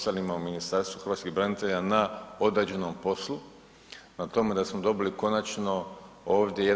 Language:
Croatian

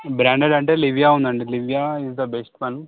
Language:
Telugu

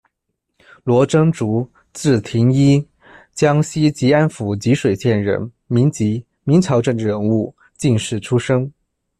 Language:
Chinese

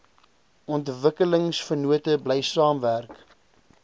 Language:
Afrikaans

